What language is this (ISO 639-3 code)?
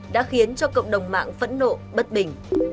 vie